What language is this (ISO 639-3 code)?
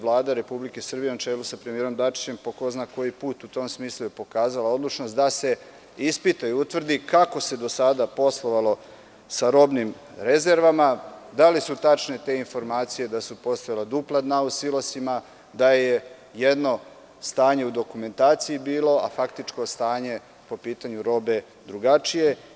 srp